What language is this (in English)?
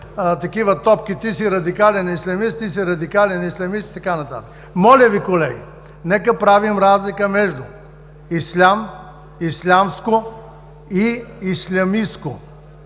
Bulgarian